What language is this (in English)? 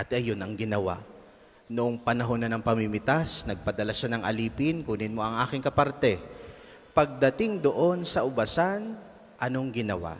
Filipino